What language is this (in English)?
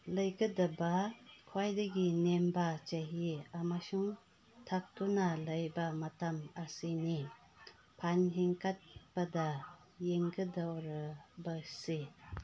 Manipuri